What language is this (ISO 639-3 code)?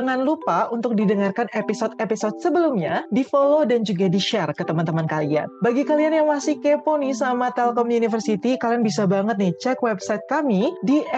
ind